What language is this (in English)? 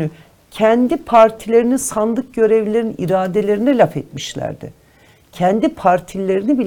Turkish